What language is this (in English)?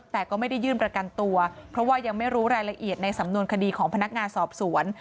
Thai